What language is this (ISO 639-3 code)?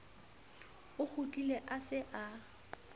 sot